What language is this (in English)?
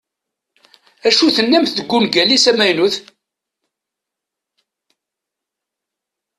Kabyle